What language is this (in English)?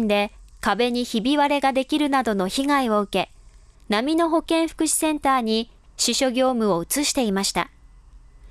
Japanese